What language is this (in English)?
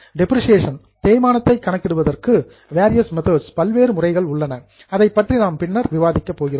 Tamil